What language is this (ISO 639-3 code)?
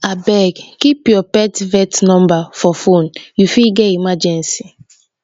pcm